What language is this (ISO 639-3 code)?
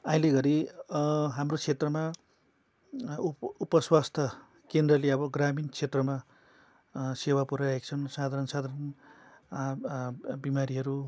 nep